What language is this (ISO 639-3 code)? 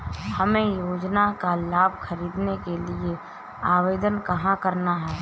hin